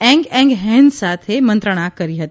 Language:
Gujarati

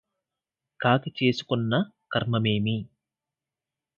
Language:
Telugu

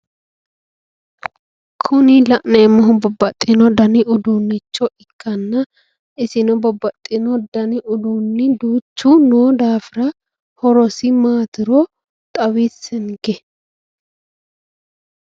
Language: Sidamo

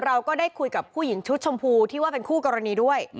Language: Thai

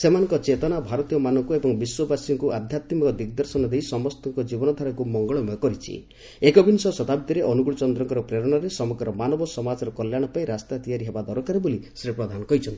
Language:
Odia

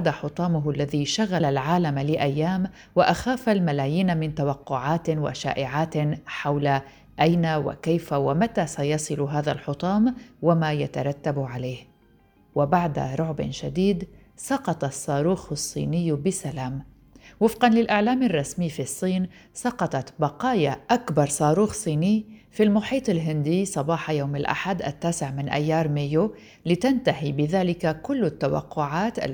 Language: Arabic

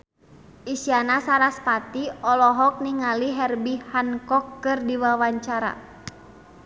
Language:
Sundanese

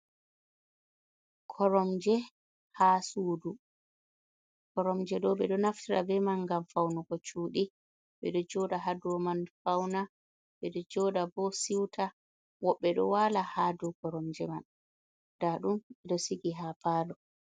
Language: Fula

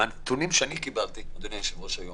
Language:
Hebrew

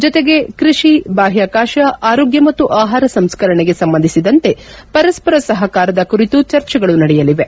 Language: Kannada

